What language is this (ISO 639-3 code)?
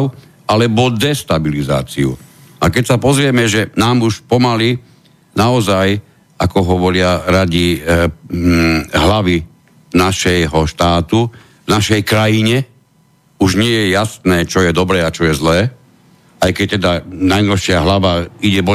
slk